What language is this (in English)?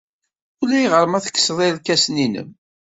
Kabyle